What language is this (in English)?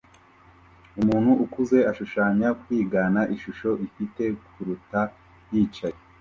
Kinyarwanda